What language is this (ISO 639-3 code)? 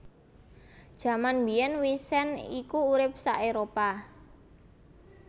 jav